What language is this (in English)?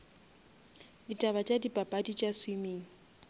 Northern Sotho